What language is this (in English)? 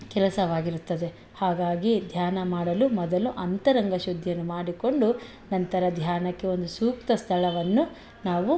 Kannada